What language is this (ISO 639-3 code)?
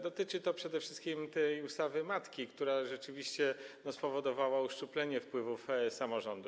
pol